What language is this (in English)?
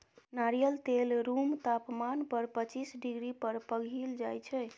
Maithili